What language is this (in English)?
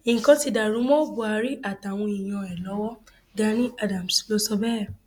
Yoruba